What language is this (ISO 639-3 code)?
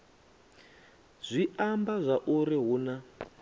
ven